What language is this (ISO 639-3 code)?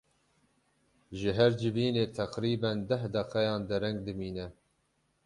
kur